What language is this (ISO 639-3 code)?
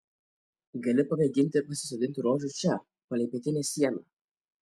lit